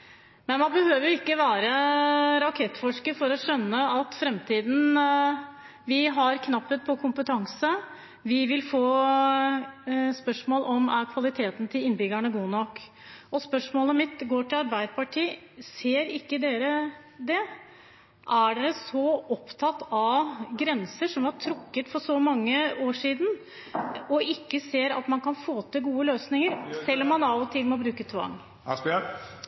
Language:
Norwegian Bokmål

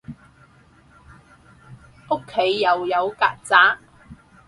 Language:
Cantonese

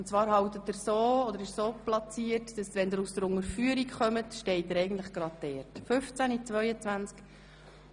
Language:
Swiss German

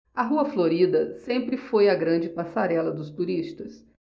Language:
Portuguese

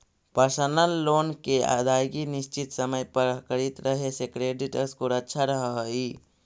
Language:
Magahi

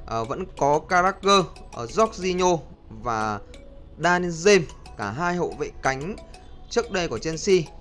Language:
Vietnamese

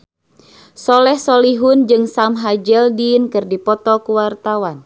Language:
Sundanese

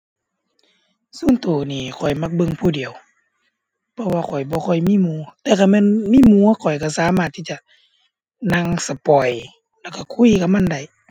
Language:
Thai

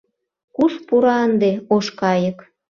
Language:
Mari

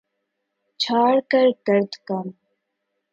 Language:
Urdu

